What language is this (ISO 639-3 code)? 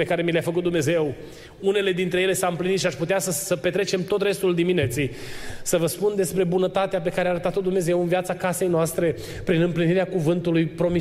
ron